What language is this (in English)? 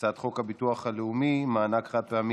Hebrew